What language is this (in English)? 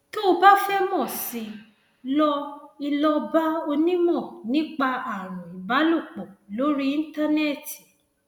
Yoruba